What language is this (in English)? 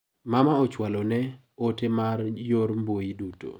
Luo (Kenya and Tanzania)